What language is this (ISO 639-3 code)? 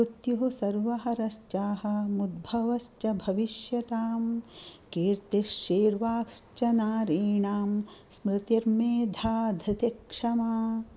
san